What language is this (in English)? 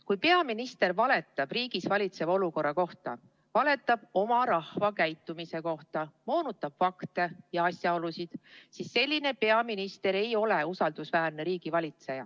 Estonian